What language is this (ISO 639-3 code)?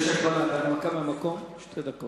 heb